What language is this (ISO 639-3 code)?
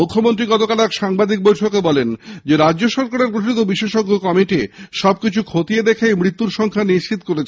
ben